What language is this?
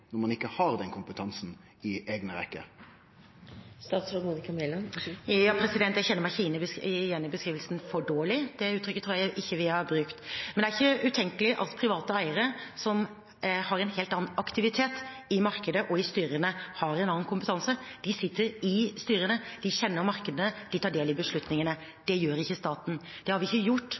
Norwegian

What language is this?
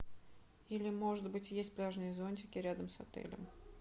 Russian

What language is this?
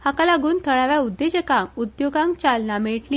Konkani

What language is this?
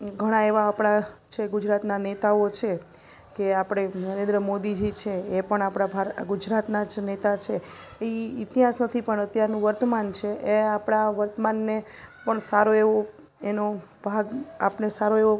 Gujarati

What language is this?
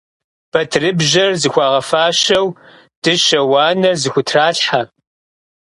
Kabardian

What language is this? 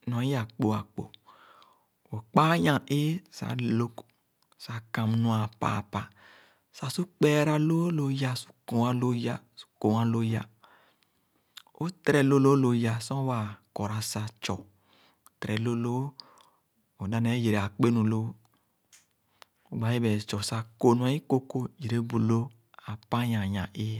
Khana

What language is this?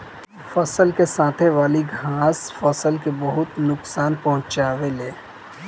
Bhojpuri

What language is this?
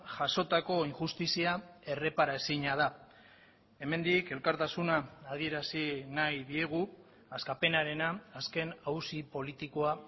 Basque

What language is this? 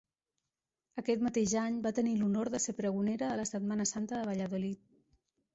Catalan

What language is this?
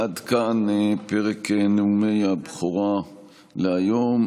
Hebrew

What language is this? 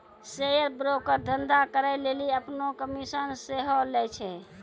Maithili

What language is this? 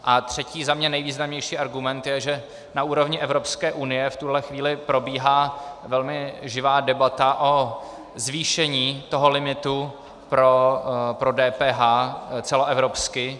Czech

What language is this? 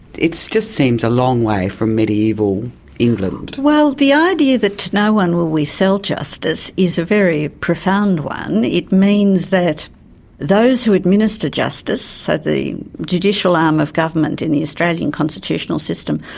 English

